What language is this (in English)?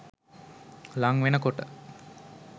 Sinhala